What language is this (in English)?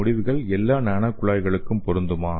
Tamil